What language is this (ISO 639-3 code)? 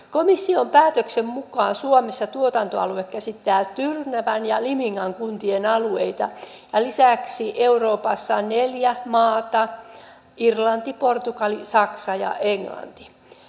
fin